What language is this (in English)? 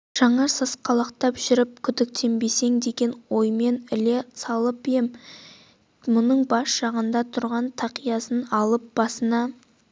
Kazakh